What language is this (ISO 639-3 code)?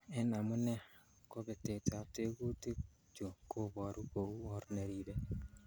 kln